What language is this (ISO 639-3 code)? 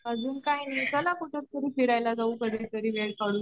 mar